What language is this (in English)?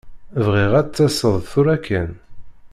Kabyle